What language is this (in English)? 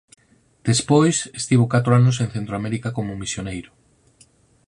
Galician